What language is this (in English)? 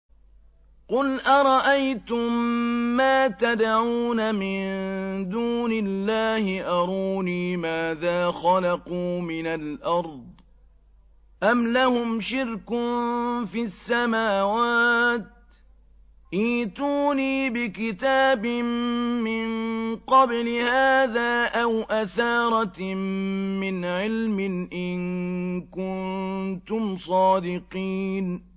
Arabic